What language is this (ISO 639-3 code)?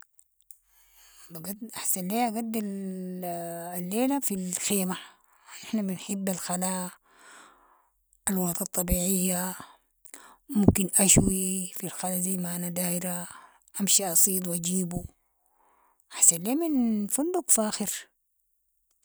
apd